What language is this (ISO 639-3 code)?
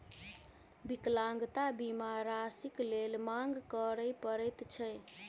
mai